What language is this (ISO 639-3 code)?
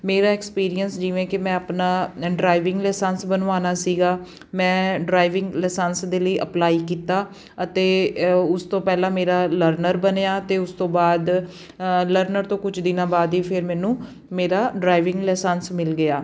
pan